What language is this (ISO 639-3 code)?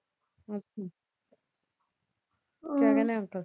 pan